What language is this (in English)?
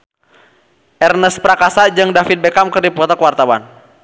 Sundanese